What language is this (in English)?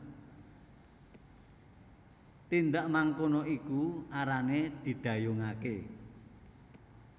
Javanese